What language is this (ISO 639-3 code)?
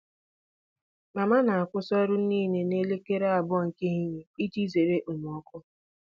ibo